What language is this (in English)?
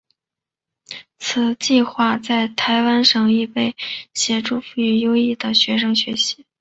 Chinese